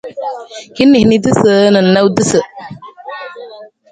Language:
Nawdm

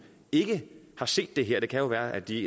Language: Danish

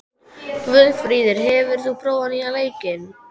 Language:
Icelandic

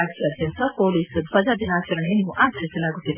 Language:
Kannada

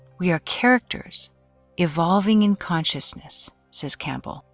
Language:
English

